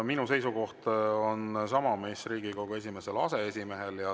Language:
Estonian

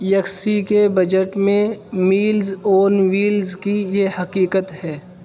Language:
Urdu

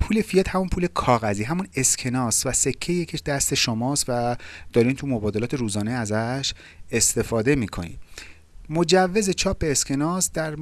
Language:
Persian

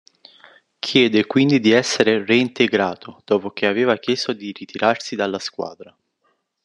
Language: Italian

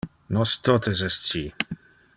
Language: Interlingua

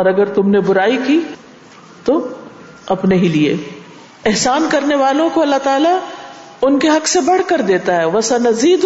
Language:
Urdu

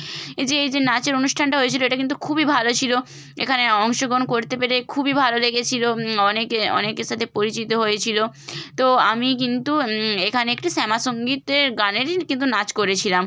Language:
Bangla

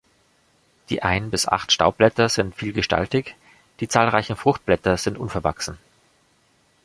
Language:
German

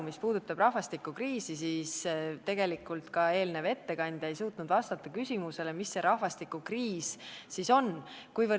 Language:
Estonian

